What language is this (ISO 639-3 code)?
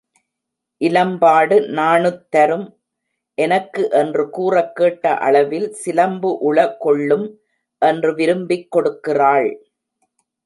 tam